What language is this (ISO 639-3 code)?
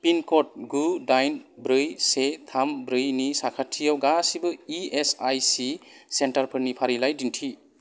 brx